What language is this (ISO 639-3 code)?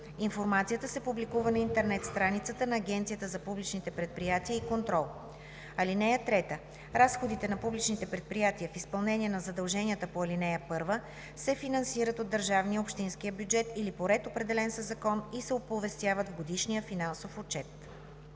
bul